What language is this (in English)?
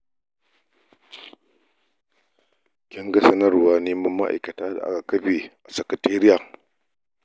Hausa